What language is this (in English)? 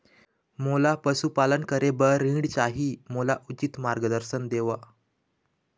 Chhattisgarhi